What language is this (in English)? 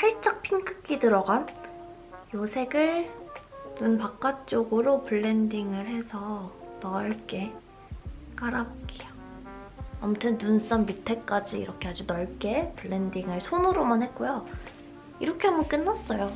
Korean